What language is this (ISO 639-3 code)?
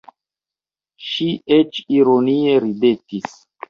epo